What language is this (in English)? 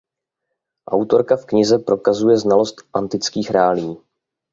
Czech